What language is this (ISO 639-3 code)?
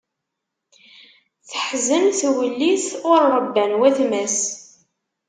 kab